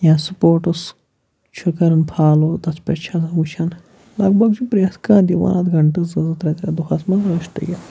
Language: Kashmiri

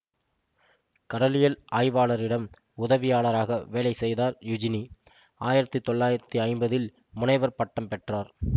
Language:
Tamil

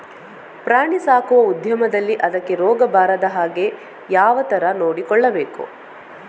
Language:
Kannada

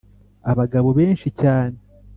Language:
Kinyarwanda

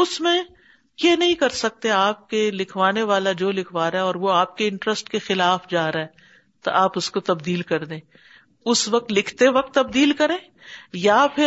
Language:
Urdu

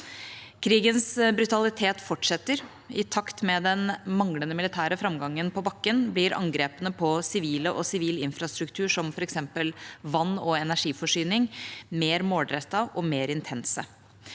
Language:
Norwegian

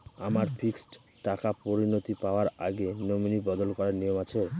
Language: Bangla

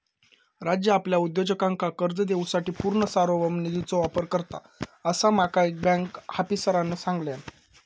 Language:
Marathi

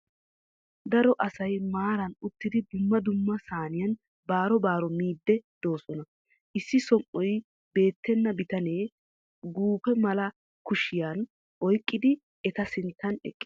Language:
Wolaytta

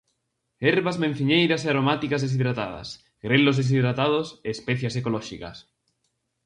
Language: Galician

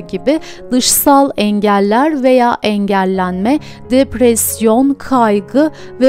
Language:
Turkish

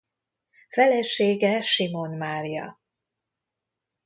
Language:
Hungarian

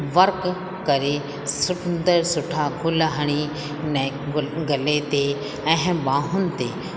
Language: Sindhi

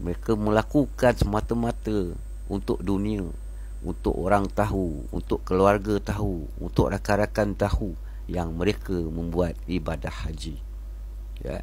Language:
Malay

